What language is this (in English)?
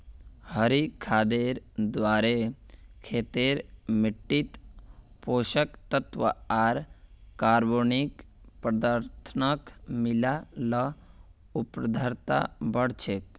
Magahi